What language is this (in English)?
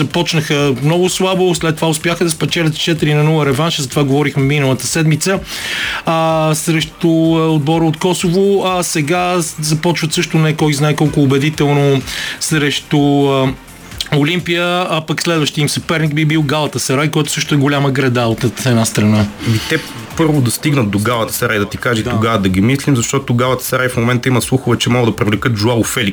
Bulgarian